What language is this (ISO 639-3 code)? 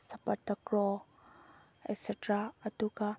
mni